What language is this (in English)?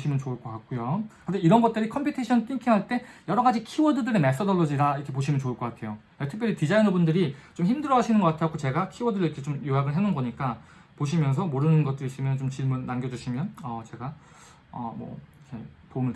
Korean